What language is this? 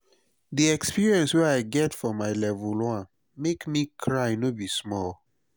Nigerian Pidgin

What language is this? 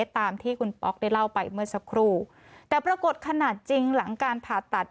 Thai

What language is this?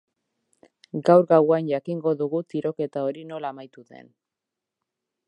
Basque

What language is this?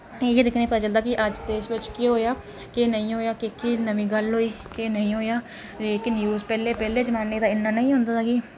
Dogri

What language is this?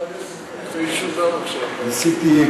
Hebrew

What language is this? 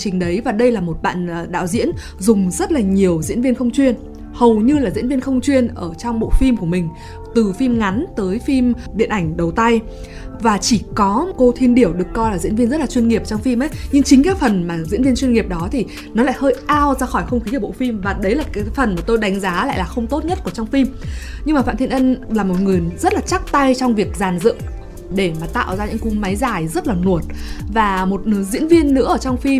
Vietnamese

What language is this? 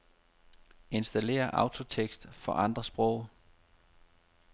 Danish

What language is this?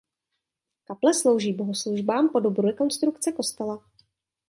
Czech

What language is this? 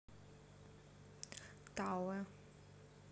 Russian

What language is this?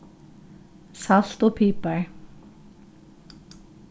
Faroese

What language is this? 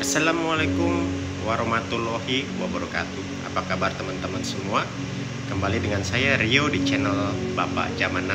Indonesian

